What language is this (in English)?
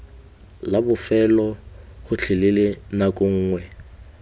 Tswana